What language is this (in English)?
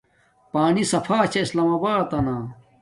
Domaaki